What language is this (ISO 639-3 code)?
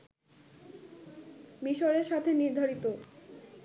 ben